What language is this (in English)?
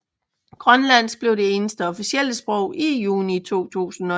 Danish